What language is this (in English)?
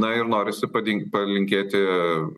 Lithuanian